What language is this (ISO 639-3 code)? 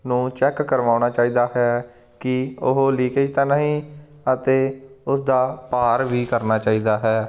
pan